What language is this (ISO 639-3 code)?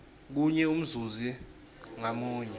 ssw